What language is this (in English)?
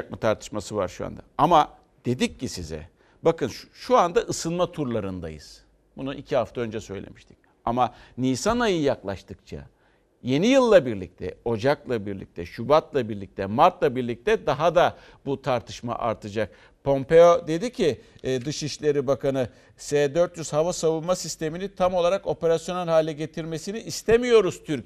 Turkish